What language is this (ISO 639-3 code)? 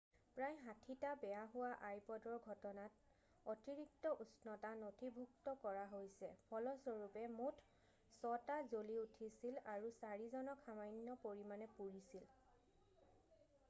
asm